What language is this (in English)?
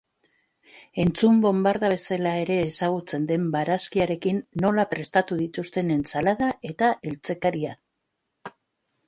Basque